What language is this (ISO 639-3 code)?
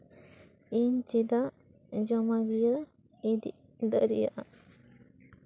sat